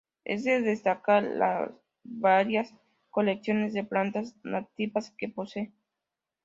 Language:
Spanish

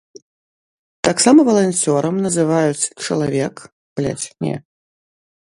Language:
Belarusian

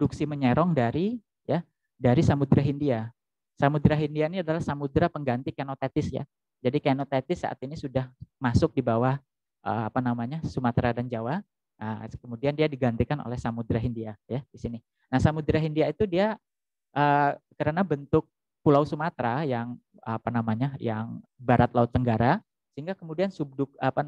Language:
Indonesian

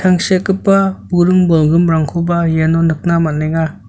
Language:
Garo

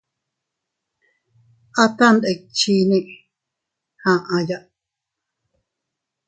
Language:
Teutila Cuicatec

